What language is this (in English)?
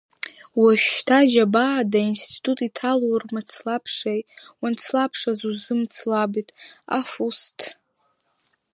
Abkhazian